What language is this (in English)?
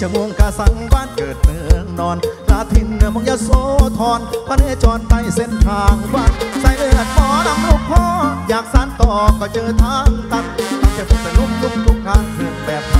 Thai